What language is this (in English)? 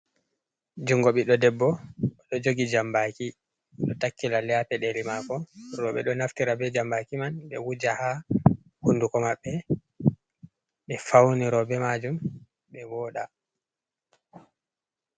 Fula